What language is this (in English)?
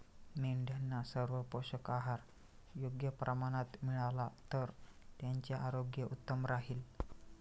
Marathi